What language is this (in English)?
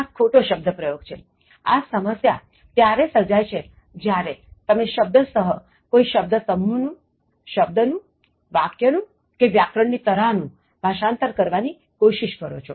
Gujarati